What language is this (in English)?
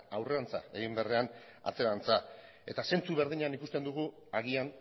Basque